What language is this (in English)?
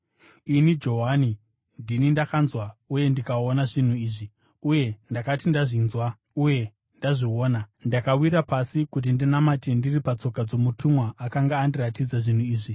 Shona